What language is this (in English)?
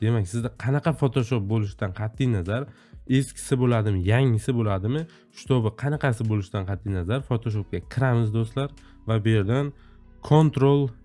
Turkish